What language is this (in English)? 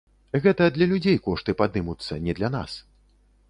Belarusian